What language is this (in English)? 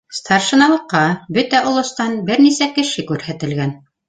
Bashkir